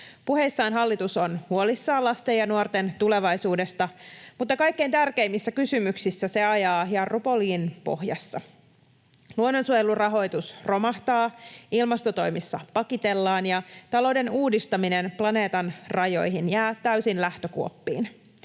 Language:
Finnish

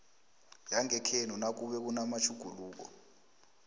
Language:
South Ndebele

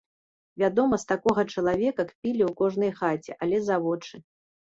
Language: Belarusian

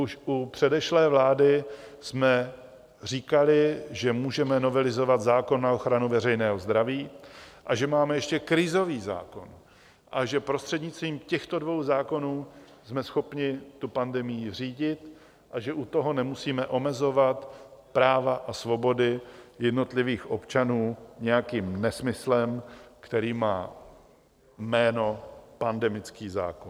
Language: Czech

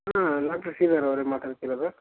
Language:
Kannada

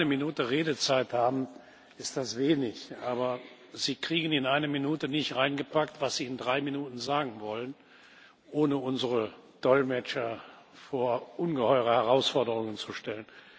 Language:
German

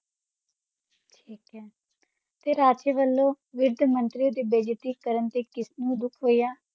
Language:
Punjabi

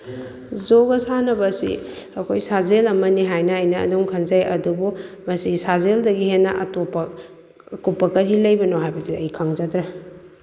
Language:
Manipuri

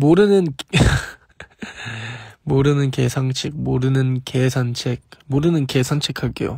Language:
Korean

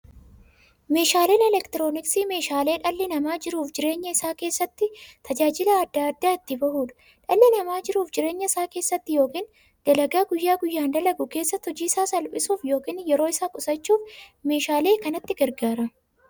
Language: Oromo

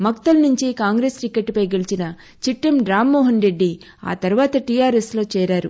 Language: Telugu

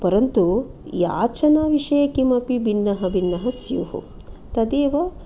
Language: Sanskrit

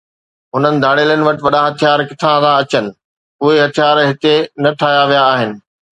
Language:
Sindhi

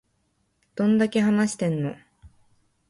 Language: Japanese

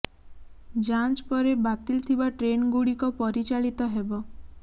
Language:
Odia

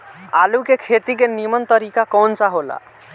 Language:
Bhojpuri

